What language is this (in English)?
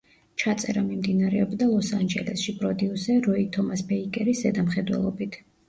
Georgian